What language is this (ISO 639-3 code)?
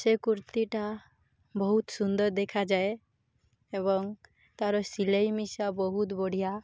ori